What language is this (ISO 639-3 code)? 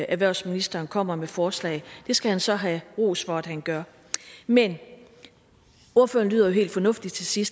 dan